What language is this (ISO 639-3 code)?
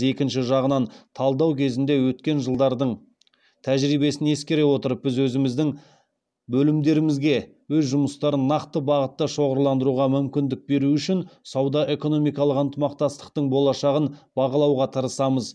kaz